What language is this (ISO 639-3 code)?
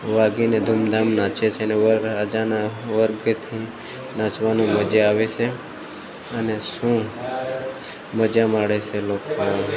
guj